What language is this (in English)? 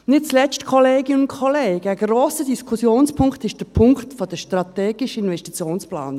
Swiss German